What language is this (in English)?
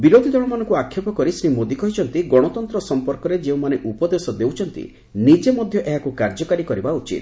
Odia